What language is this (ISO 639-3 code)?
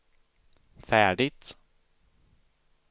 swe